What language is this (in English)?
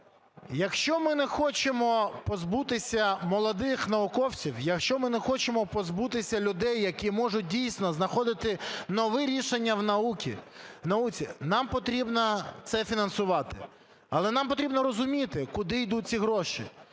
Ukrainian